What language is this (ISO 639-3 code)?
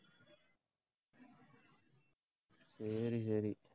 tam